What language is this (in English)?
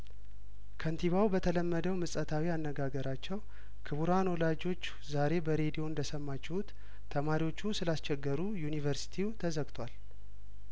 Amharic